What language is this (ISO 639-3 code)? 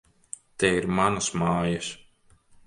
lav